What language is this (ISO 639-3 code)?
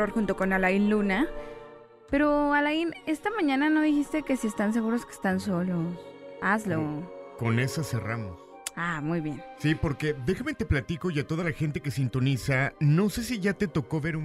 spa